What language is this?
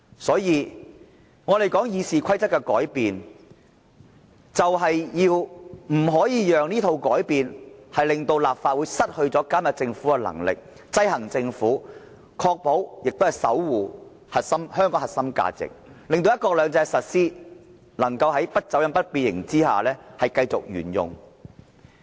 Cantonese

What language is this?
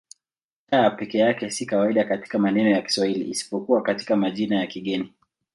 Swahili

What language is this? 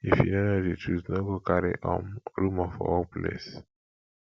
Nigerian Pidgin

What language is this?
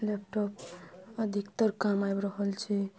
Maithili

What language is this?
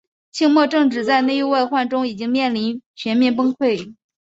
Chinese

